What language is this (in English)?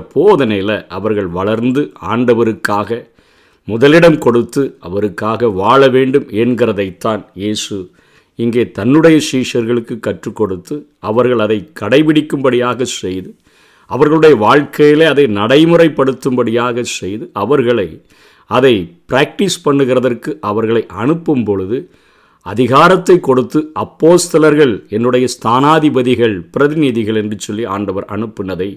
Tamil